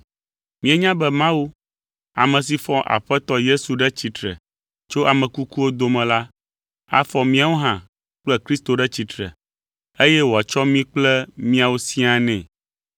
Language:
Ewe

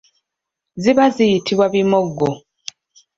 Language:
Ganda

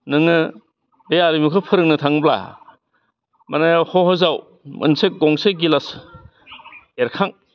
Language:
Bodo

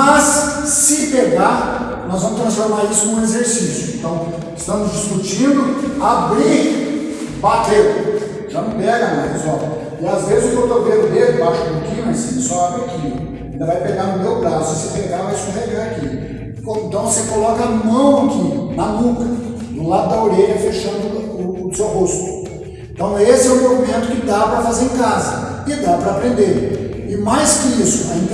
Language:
Portuguese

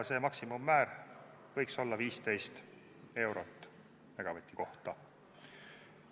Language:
Estonian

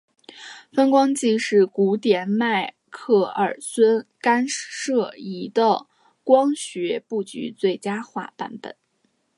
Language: Chinese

